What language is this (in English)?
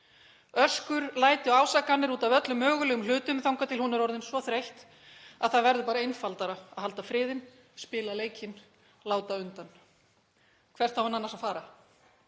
Icelandic